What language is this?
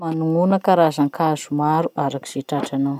Masikoro Malagasy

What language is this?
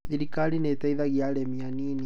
Kikuyu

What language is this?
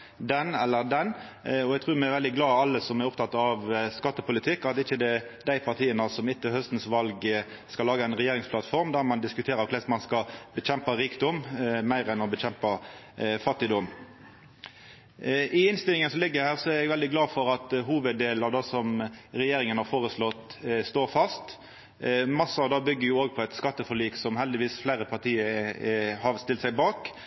Norwegian Nynorsk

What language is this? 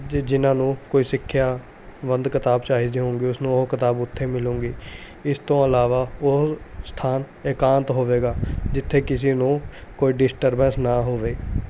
Punjabi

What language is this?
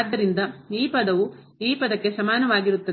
Kannada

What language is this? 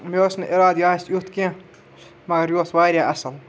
Kashmiri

